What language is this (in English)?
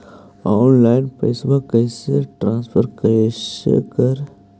Magahi